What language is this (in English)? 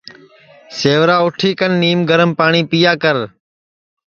Sansi